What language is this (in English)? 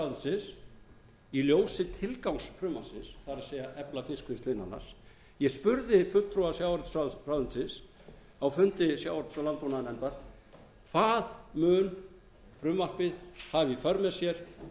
Icelandic